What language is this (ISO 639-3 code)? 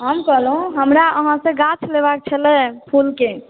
mai